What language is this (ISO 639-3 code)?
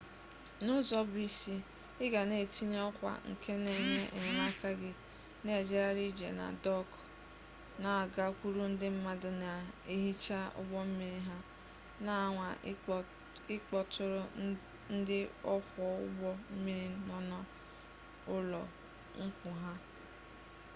ibo